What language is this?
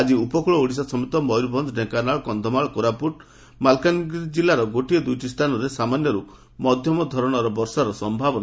Odia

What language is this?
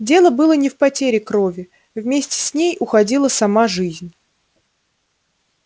Russian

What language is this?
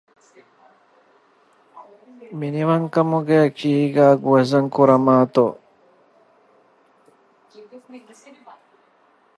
Divehi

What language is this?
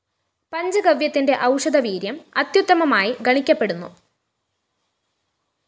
Malayalam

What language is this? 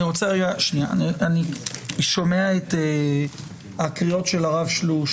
Hebrew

